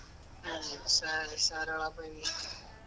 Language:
Kannada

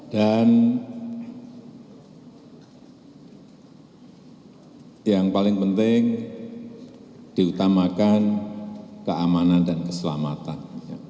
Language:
Indonesian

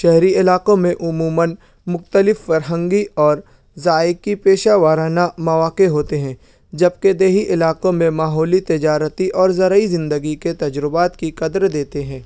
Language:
Urdu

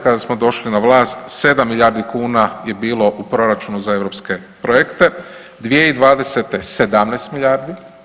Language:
Croatian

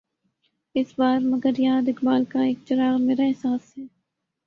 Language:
Urdu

